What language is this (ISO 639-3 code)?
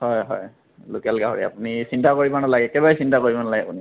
asm